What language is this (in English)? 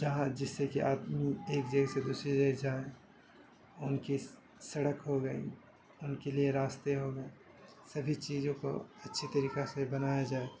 Urdu